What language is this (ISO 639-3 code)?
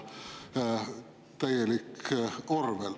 est